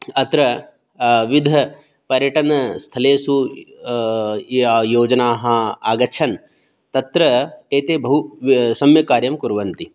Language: Sanskrit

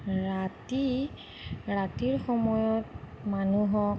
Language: Assamese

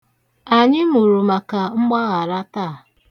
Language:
Igbo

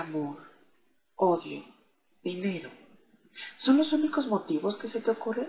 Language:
Spanish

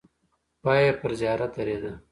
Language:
Pashto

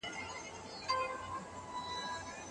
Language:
Pashto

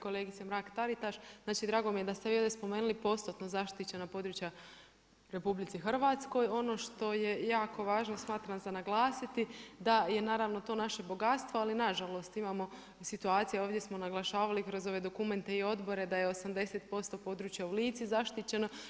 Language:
Croatian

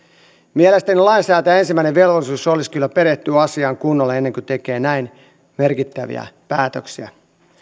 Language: Finnish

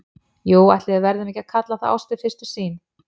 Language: Icelandic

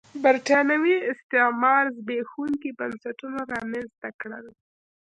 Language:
Pashto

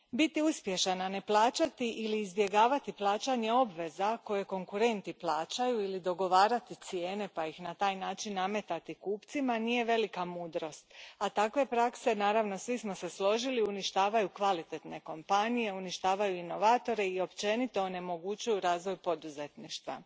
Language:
Croatian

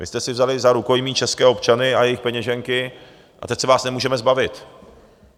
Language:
Czech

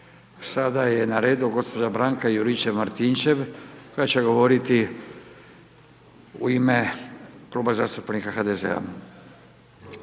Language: Croatian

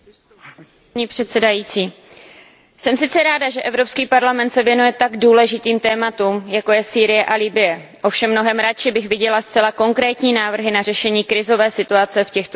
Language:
Czech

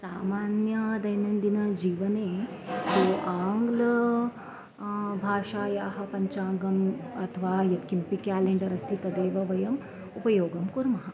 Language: Sanskrit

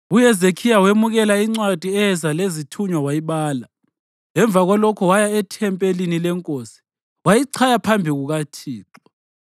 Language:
North Ndebele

